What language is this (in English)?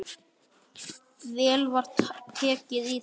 Icelandic